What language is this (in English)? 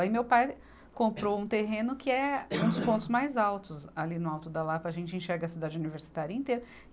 Portuguese